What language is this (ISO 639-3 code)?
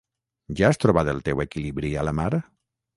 cat